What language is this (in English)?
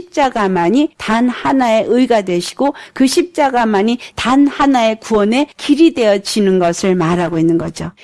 Korean